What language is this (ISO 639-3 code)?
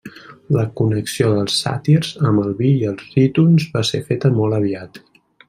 cat